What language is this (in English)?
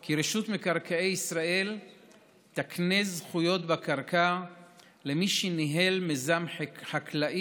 Hebrew